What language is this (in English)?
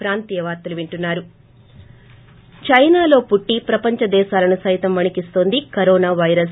Telugu